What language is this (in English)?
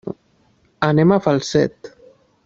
Catalan